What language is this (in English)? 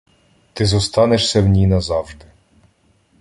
Ukrainian